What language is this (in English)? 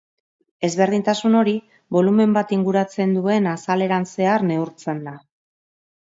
Basque